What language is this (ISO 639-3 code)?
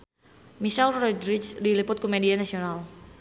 sun